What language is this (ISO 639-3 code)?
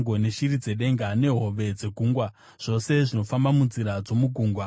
sna